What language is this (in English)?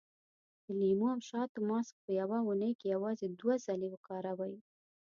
Pashto